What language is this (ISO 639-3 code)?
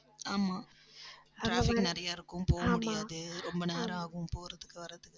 tam